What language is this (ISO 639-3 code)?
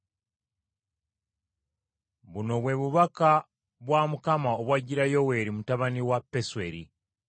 lug